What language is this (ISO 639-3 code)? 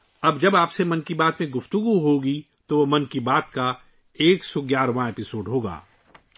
urd